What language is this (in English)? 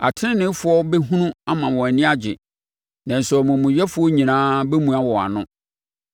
Akan